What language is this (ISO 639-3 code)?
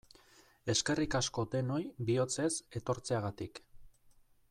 eus